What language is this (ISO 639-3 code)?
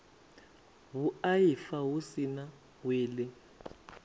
ven